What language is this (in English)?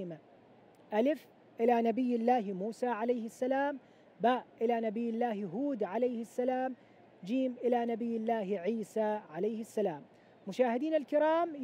Arabic